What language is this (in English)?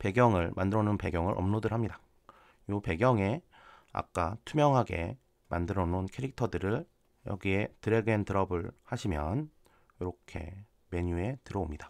Korean